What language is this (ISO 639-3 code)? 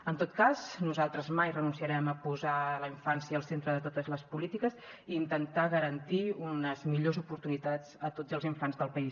cat